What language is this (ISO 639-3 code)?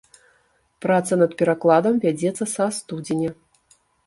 bel